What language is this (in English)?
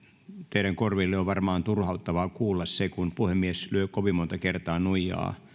Finnish